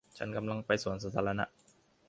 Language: Thai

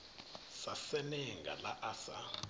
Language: Venda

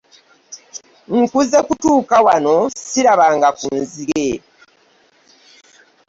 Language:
Ganda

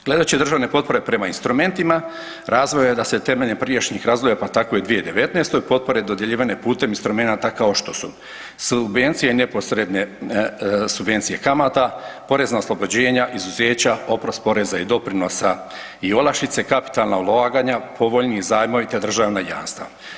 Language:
Croatian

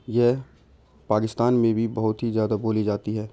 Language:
Urdu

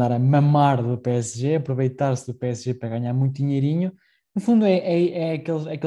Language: Portuguese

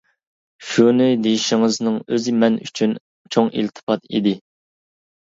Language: Uyghur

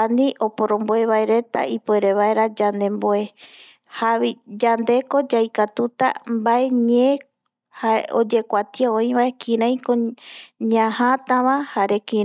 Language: Eastern Bolivian Guaraní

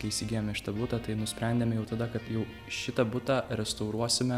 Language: Lithuanian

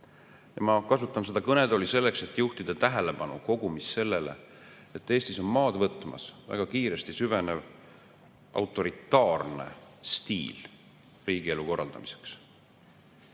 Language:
Estonian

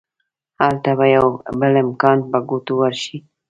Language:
Pashto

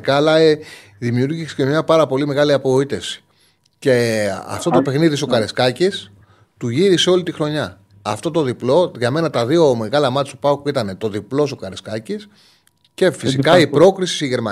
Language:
Greek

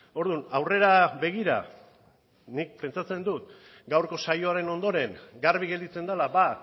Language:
Basque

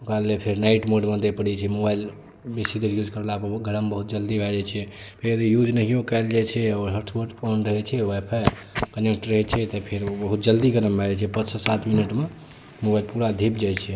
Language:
Maithili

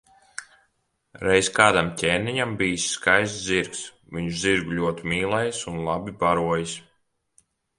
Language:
Latvian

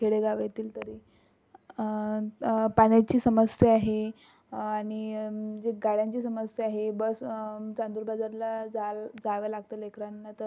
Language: Marathi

